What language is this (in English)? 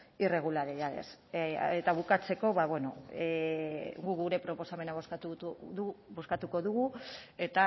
Basque